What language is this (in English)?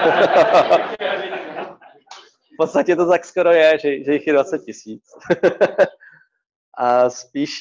Czech